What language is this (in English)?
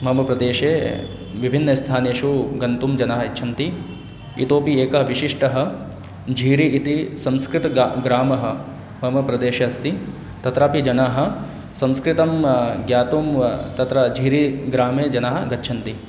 Sanskrit